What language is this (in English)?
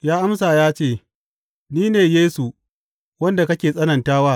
Hausa